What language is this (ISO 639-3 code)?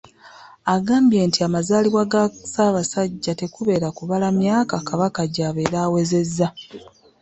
lug